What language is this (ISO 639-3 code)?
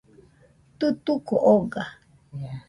hux